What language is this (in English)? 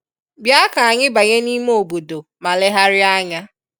Igbo